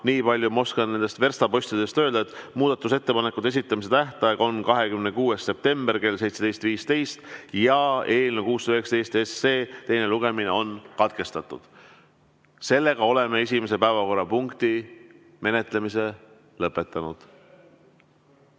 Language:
Estonian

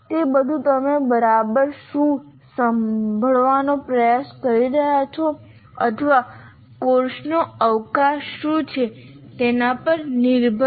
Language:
Gujarati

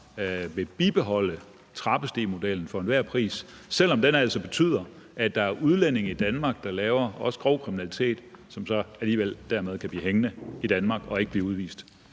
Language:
Danish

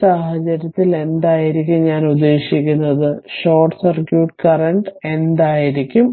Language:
Malayalam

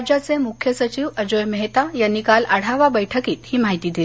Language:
Marathi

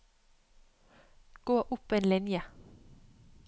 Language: Norwegian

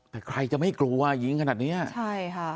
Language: Thai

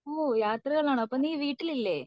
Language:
Malayalam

